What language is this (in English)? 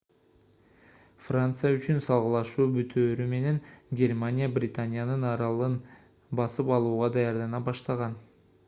Kyrgyz